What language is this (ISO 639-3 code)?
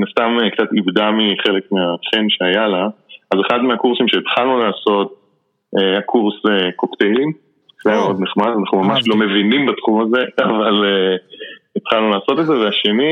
heb